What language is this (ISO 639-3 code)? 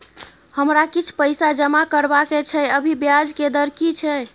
mai